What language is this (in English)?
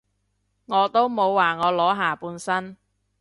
Cantonese